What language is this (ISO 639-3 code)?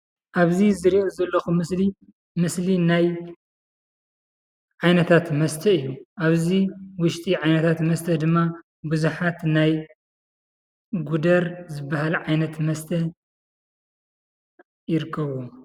tir